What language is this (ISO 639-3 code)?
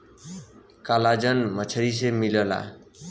bho